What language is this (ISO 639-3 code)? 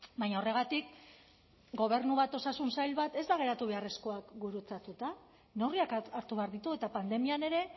eus